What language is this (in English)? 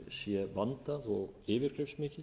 Icelandic